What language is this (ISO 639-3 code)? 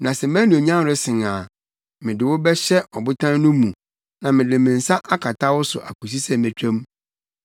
aka